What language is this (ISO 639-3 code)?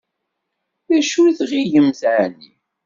kab